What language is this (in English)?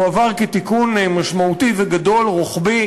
Hebrew